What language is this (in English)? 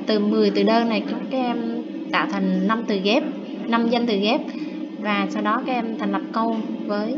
Vietnamese